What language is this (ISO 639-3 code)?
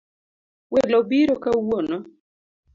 luo